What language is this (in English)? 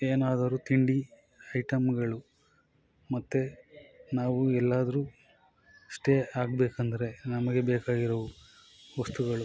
Kannada